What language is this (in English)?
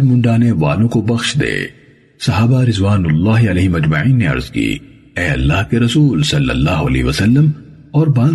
Urdu